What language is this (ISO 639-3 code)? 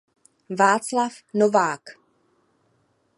ces